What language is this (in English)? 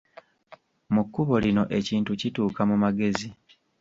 Ganda